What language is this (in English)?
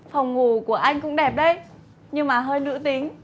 Vietnamese